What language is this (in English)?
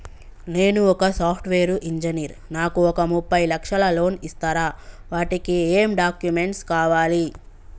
Telugu